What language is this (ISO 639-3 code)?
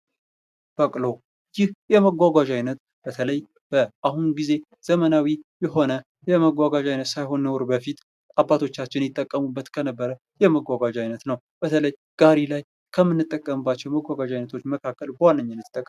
amh